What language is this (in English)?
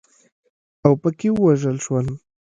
Pashto